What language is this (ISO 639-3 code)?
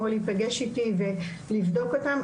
heb